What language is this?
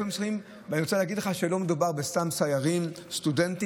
Hebrew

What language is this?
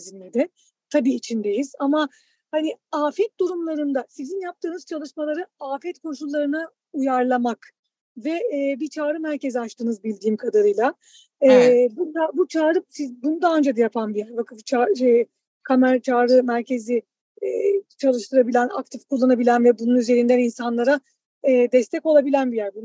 Turkish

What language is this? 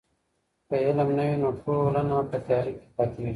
Pashto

